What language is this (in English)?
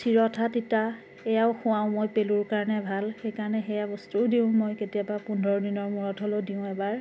Assamese